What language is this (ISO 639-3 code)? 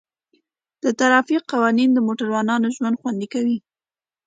pus